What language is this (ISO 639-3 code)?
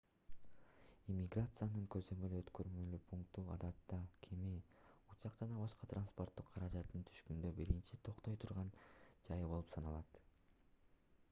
kir